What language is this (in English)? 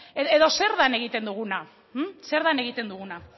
Basque